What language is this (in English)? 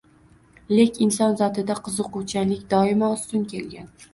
Uzbek